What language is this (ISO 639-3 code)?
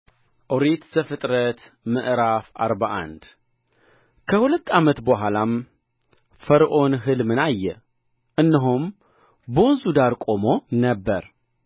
amh